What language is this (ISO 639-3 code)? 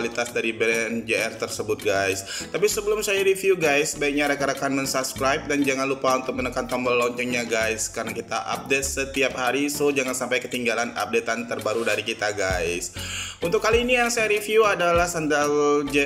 ind